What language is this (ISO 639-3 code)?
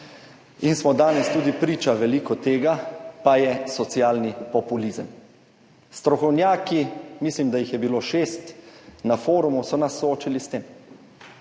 slv